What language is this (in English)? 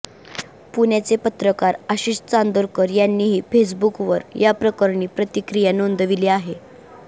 Marathi